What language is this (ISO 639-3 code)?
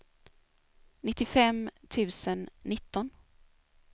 swe